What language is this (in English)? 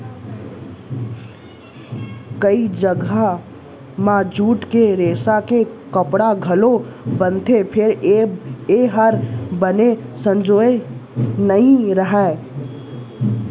Chhattisgarhi